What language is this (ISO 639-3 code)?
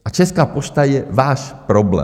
ces